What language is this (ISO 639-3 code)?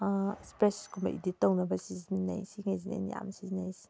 mni